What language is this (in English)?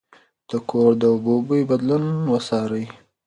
Pashto